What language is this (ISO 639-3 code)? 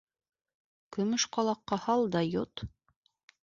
bak